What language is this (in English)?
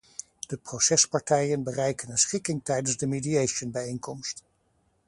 Dutch